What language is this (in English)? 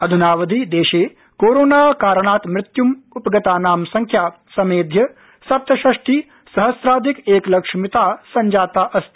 Sanskrit